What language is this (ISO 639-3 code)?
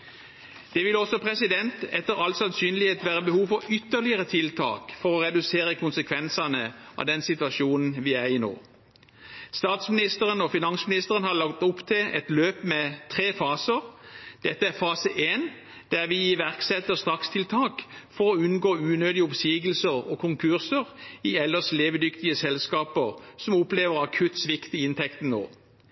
nob